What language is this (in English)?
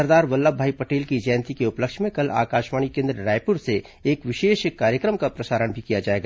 Hindi